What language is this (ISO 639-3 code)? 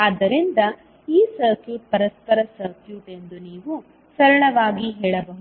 kan